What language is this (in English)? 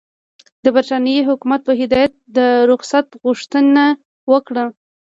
Pashto